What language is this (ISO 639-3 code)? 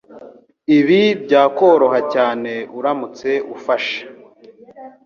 kin